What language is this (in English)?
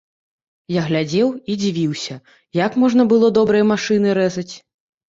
Belarusian